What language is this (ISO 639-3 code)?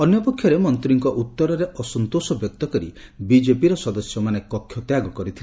ori